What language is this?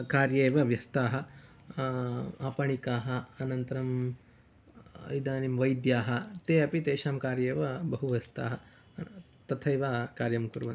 Sanskrit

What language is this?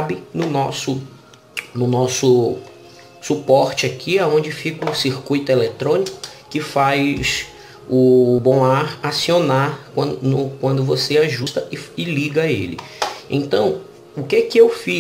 Portuguese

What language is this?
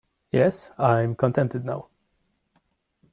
English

